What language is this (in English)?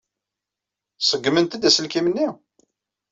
Kabyle